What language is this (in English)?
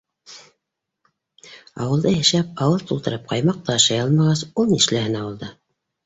Bashkir